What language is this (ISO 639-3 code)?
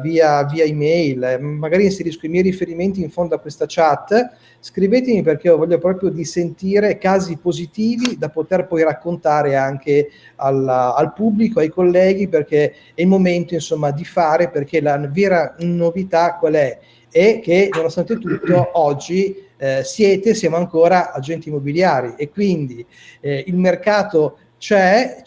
ita